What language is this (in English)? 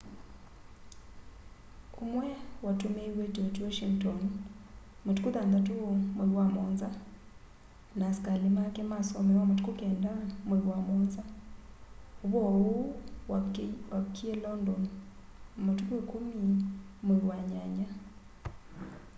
Kamba